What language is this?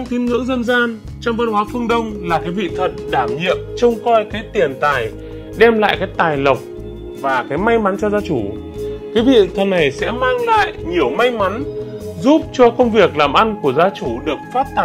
Vietnamese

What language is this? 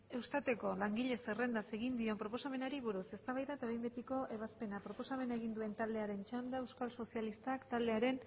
Basque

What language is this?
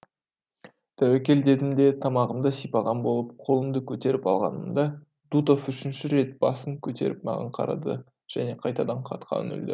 Kazakh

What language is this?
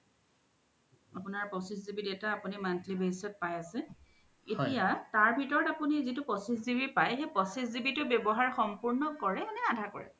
Assamese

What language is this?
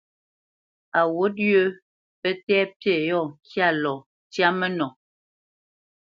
Bamenyam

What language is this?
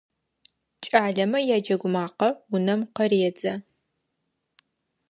Adyghe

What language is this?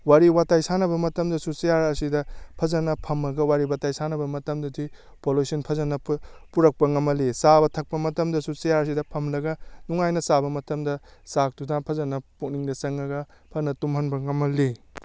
Manipuri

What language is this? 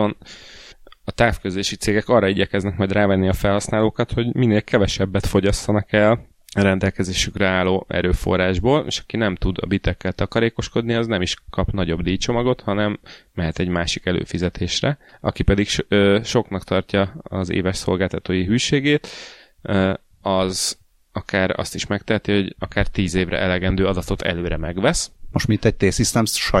Hungarian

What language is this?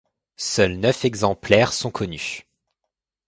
French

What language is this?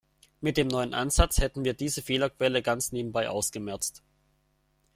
German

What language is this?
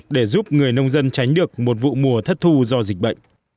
Vietnamese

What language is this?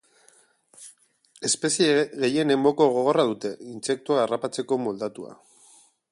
Basque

